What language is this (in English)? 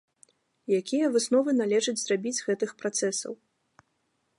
Belarusian